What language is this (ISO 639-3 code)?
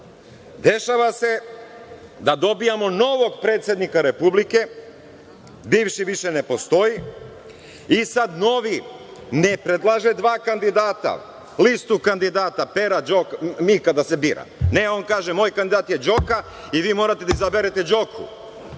srp